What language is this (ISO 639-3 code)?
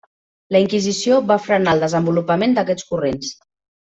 cat